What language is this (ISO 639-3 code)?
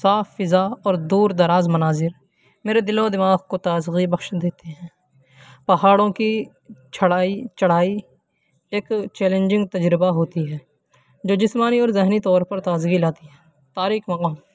urd